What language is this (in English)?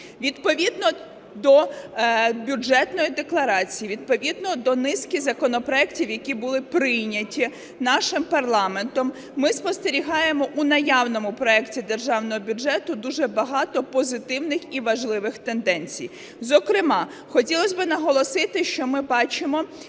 Ukrainian